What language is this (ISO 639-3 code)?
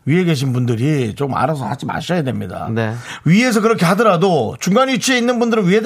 kor